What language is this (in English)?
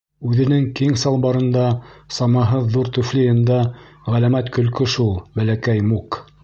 Bashkir